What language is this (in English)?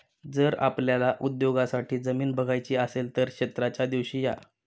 Marathi